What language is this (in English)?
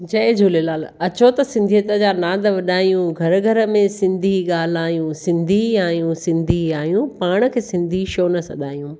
Sindhi